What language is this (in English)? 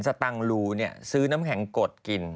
Thai